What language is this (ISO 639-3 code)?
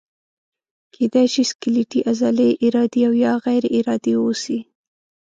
pus